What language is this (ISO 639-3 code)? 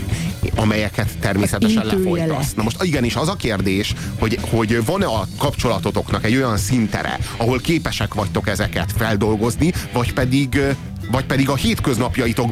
hun